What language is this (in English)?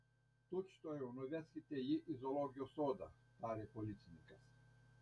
Lithuanian